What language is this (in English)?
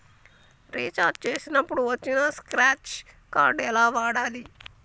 Telugu